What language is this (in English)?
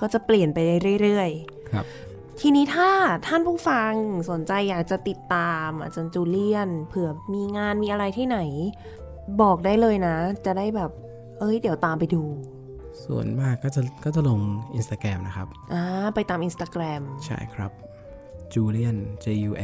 Thai